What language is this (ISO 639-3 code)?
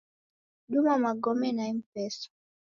dav